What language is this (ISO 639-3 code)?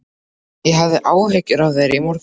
isl